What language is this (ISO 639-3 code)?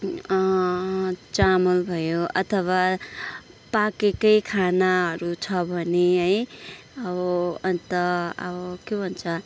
nep